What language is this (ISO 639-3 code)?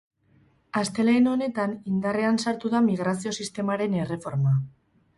eus